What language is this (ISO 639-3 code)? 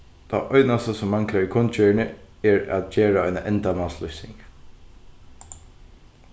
fao